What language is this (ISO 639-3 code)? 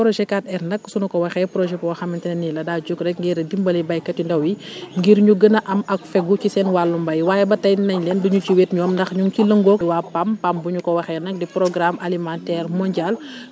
wol